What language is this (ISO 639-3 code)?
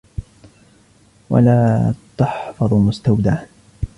ara